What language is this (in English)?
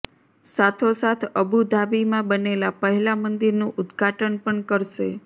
Gujarati